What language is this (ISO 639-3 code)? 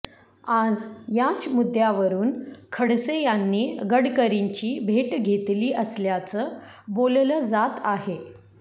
mar